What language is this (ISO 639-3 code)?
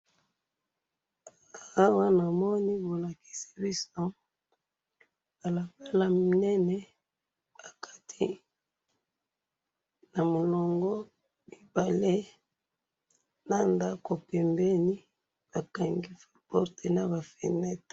lin